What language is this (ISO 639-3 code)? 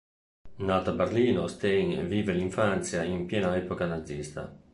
ita